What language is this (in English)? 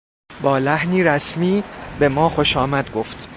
Persian